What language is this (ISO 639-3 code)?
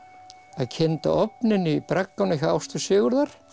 isl